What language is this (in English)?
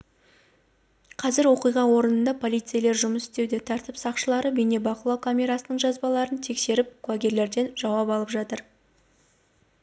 Kazakh